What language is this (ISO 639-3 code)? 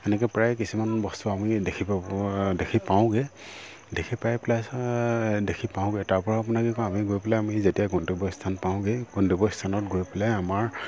asm